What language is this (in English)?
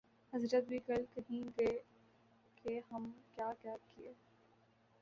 Urdu